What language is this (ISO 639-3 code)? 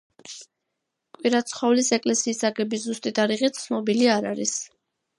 kat